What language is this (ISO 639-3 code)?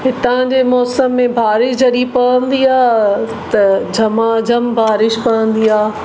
snd